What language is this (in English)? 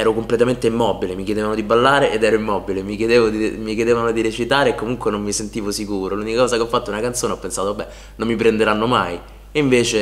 Italian